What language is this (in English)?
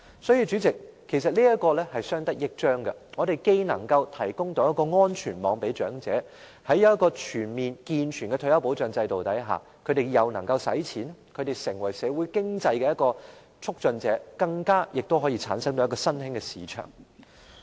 Cantonese